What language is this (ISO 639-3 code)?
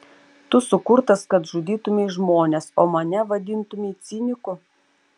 lit